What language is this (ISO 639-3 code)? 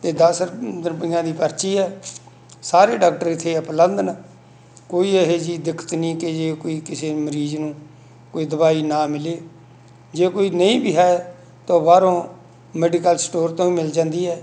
pan